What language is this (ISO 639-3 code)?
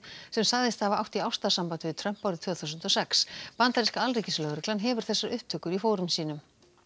isl